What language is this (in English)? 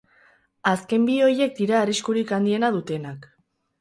Basque